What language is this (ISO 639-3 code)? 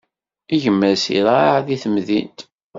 kab